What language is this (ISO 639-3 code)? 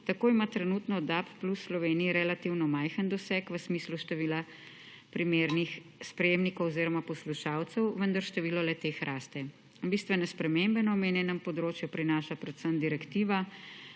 slv